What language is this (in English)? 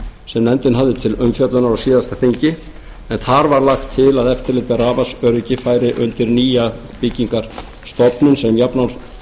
Icelandic